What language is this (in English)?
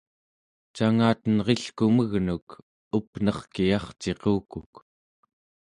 Central Yupik